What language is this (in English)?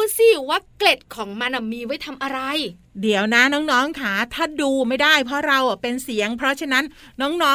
Thai